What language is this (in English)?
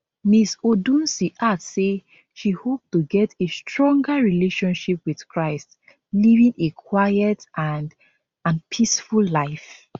Nigerian Pidgin